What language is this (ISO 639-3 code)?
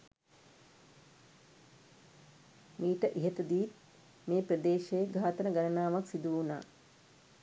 sin